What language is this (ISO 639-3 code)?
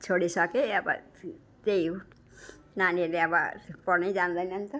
nep